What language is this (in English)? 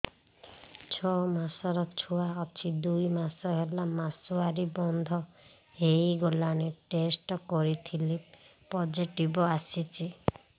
Odia